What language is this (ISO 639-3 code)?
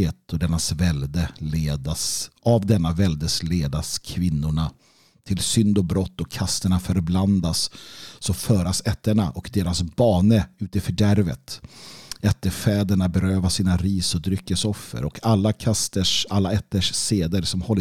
swe